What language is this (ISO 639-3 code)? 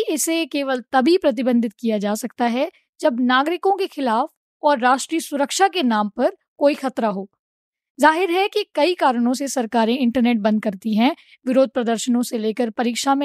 hin